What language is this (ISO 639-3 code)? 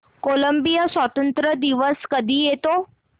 mar